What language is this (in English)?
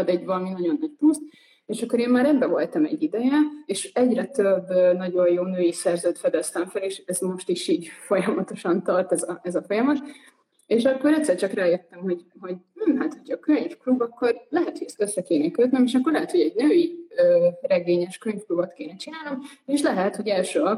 Hungarian